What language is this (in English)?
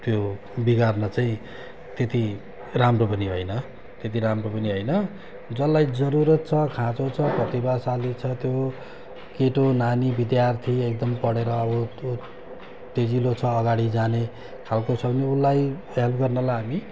Nepali